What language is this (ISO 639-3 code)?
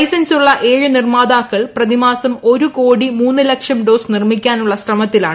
mal